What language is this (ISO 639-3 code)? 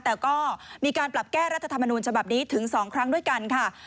tha